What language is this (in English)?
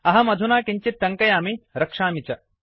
Sanskrit